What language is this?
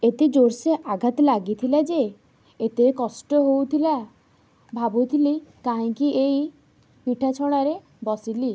Odia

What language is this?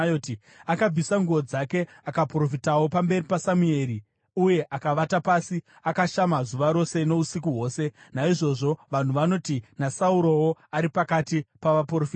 Shona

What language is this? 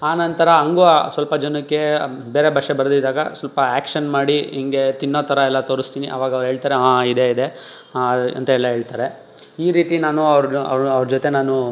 Kannada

